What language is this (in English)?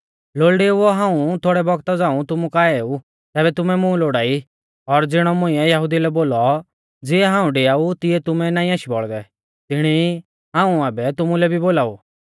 Mahasu Pahari